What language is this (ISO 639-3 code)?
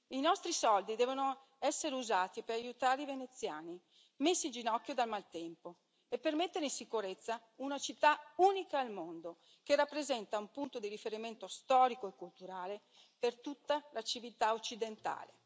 ita